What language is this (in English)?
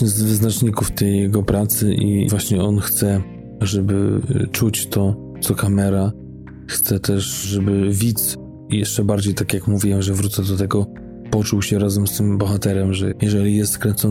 Polish